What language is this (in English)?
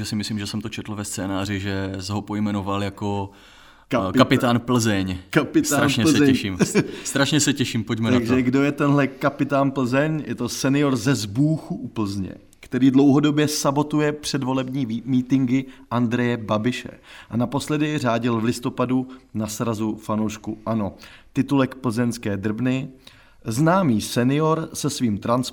Czech